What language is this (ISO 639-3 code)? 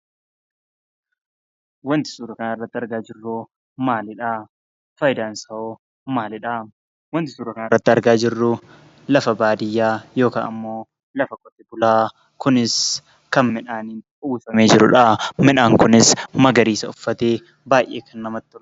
orm